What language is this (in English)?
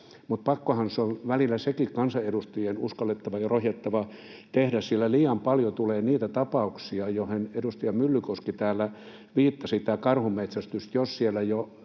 Finnish